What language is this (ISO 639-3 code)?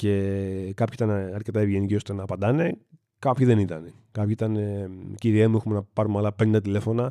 ell